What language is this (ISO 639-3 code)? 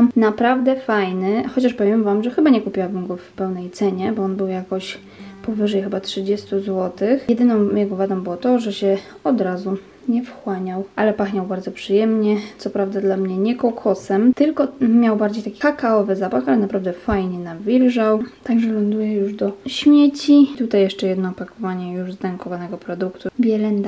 pol